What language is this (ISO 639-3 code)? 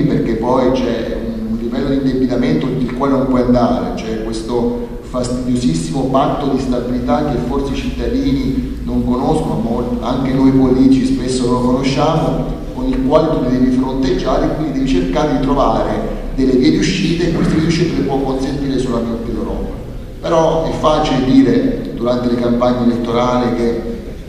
ita